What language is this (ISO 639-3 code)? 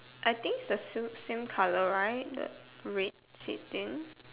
eng